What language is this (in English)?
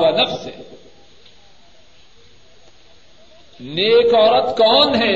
Urdu